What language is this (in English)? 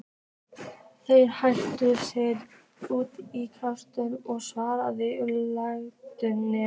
Icelandic